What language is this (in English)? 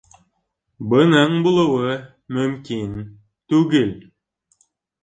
Bashkir